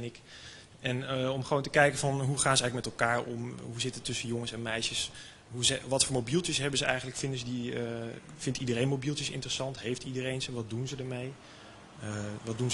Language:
Dutch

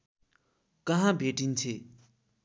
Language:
Nepali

